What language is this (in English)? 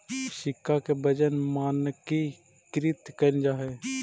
Magahi